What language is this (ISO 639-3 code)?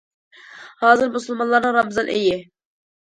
uig